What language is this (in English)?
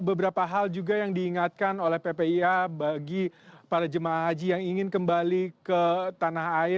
Indonesian